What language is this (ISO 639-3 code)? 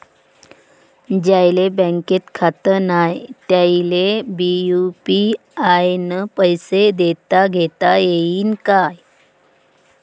mar